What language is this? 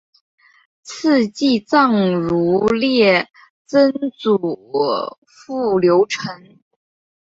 Chinese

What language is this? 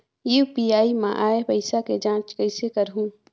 Chhattisgarhi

